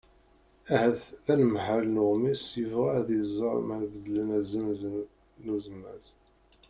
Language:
Kabyle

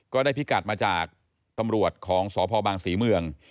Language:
Thai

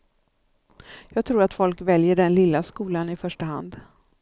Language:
Swedish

